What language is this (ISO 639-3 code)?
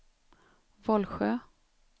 swe